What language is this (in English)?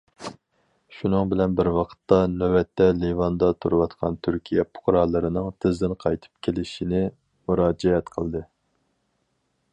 Uyghur